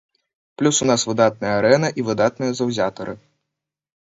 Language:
Belarusian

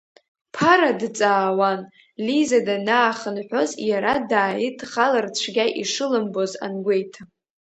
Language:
Abkhazian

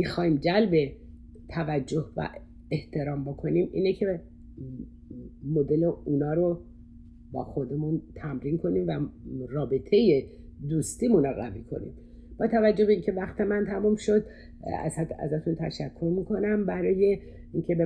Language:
Persian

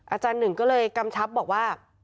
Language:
Thai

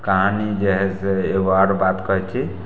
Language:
Maithili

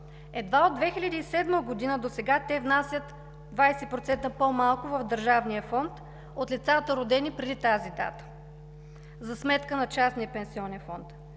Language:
Bulgarian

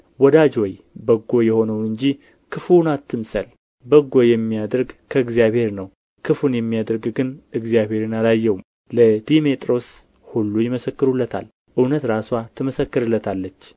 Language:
Amharic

